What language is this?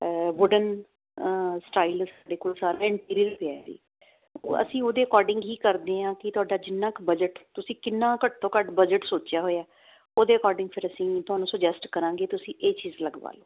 Punjabi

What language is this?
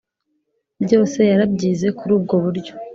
Kinyarwanda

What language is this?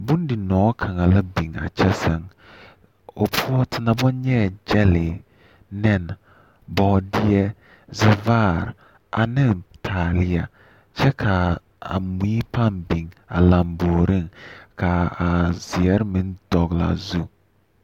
Southern Dagaare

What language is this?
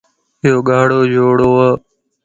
Lasi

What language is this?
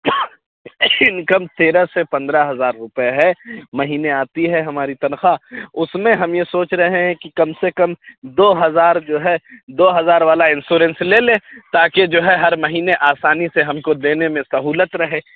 Urdu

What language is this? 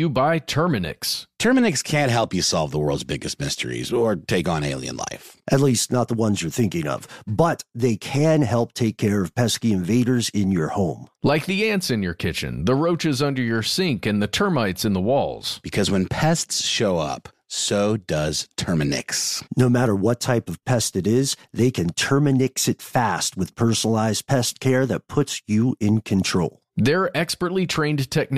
English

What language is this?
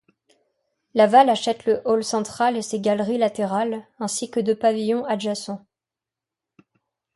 French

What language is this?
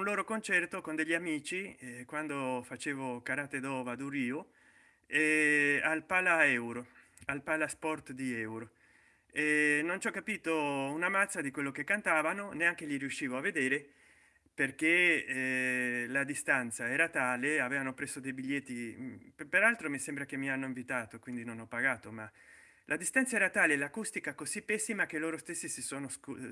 Italian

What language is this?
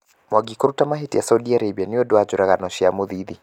Kikuyu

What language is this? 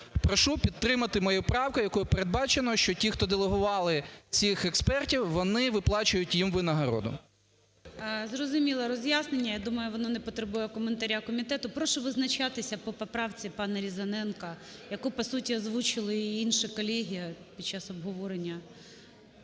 Ukrainian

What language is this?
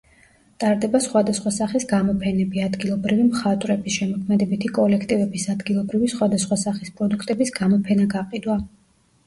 Georgian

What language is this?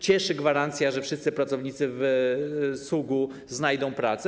Polish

